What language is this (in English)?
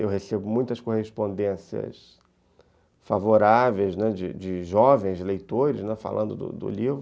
Portuguese